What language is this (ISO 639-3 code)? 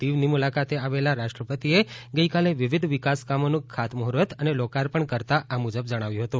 guj